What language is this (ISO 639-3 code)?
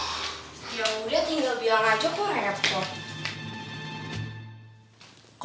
ind